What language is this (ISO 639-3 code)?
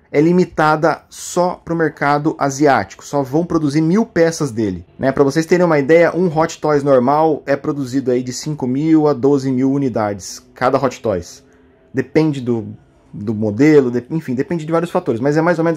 por